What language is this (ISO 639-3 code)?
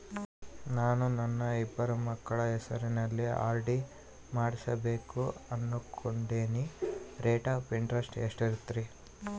kan